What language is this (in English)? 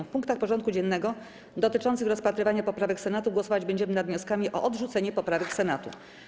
Polish